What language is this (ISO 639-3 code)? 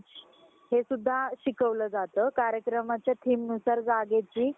mar